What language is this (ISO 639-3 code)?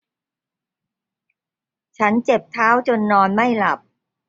tha